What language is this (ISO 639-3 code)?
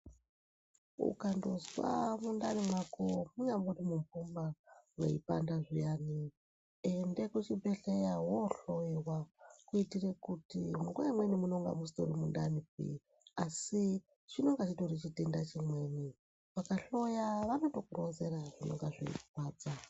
ndc